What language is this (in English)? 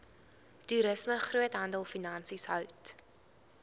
Afrikaans